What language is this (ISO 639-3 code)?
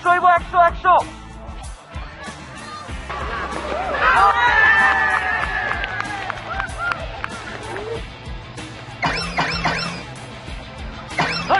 ara